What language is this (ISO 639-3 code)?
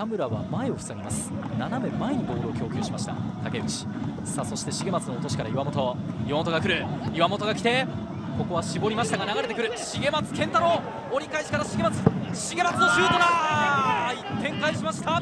jpn